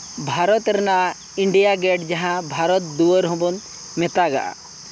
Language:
Santali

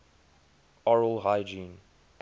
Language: English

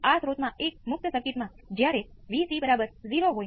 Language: Gujarati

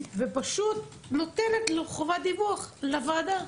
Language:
Hebrew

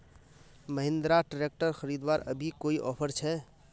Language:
Magahi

